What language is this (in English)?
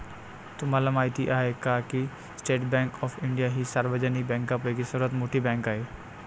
Marathi